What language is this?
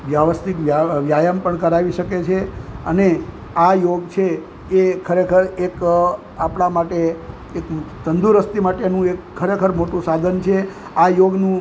Gujarati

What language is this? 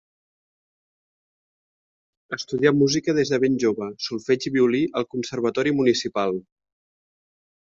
Catalan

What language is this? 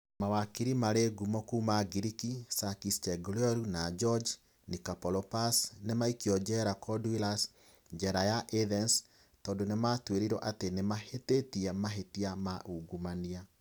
Kikuyu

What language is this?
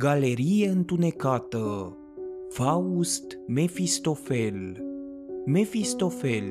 Romanian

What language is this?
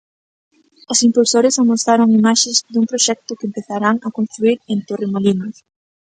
Galician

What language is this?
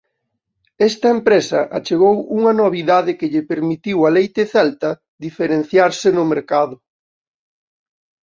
Galician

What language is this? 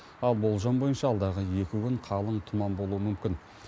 Kazakh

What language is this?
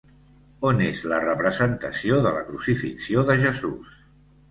Catalan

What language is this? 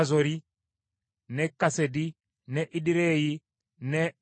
Ganda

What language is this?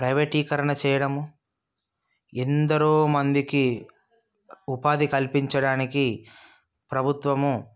Telugu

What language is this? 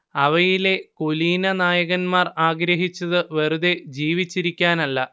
Malayalam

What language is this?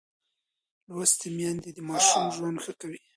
Pashto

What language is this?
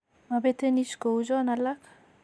Kalenjin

